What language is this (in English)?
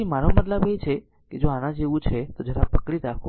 Gujarati